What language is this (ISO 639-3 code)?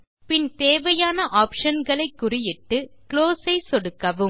tam